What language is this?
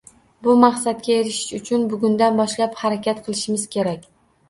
Uzbek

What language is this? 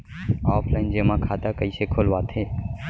Chhattisgarhi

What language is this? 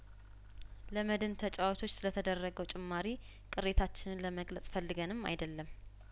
Amharic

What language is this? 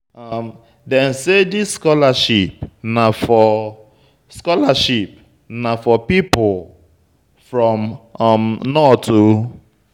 Nigerian Pidgin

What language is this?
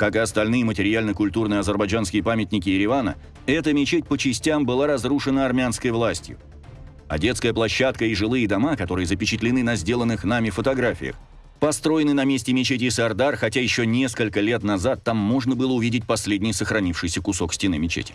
Russian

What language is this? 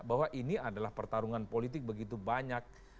Indonesian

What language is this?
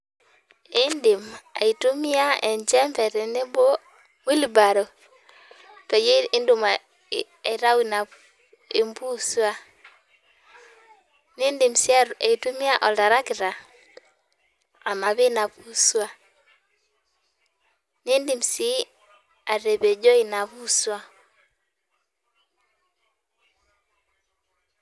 Masai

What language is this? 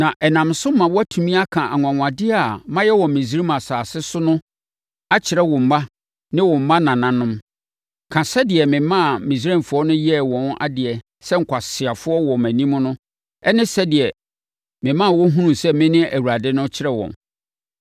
Akan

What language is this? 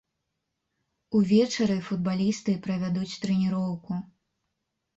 Belarusian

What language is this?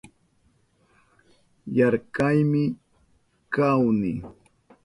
Southern Pastaza Quechua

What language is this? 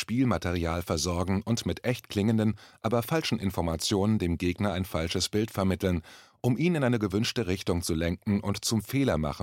German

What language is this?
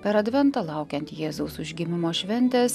Lithuanian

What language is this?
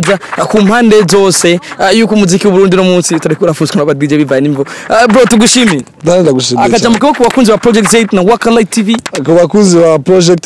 Korean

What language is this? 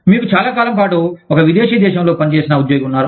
Telugu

